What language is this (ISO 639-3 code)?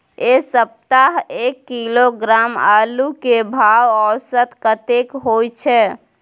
mai